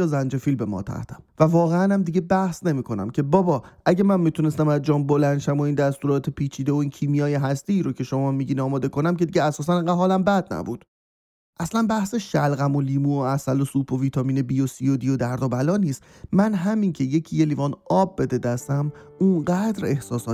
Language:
Persian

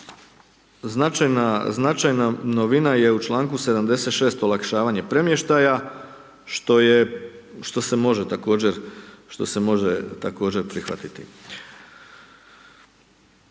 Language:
Croatian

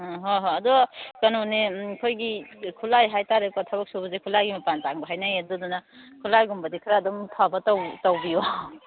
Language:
Manipuri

